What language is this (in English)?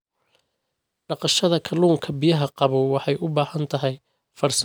Somali